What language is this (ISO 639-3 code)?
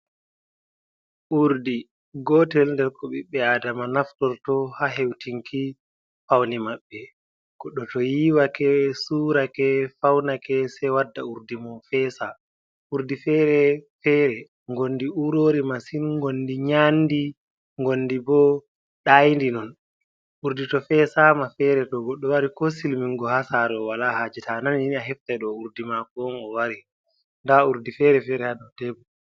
ful